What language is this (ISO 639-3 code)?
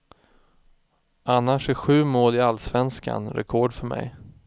swe